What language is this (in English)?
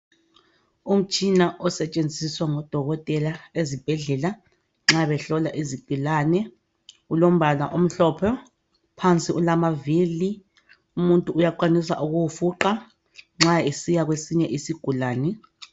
North Ndebele